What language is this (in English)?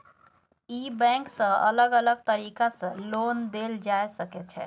Maithili